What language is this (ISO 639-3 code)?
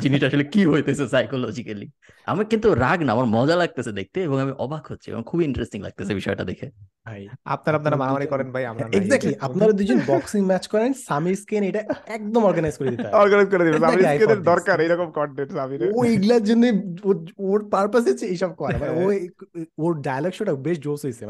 ben